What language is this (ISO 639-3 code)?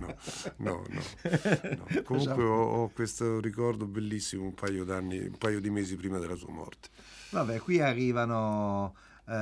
ita